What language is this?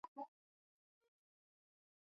Pashto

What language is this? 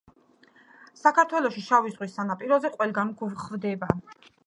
Georgian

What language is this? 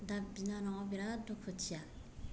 Bodo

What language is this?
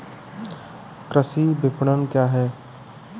Hindi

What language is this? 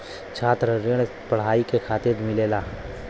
Bhojpuri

